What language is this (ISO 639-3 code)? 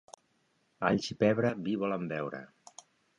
cat